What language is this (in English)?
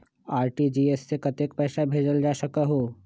Magahi